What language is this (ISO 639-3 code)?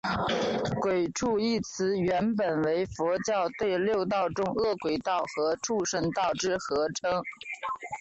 zho